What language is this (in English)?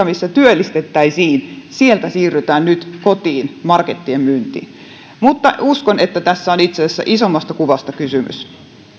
Finnish